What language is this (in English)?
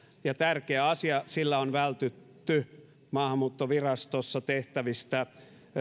Finnish